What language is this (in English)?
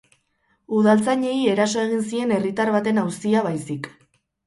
Basque